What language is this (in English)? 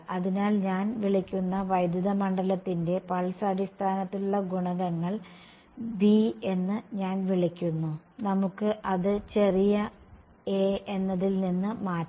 Malayalam